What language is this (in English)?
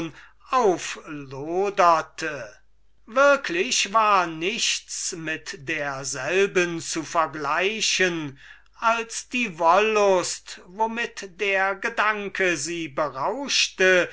German